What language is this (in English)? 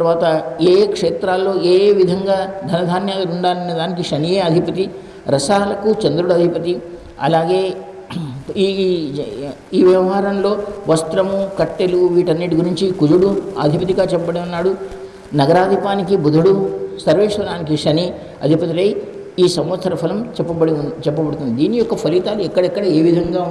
Indonesian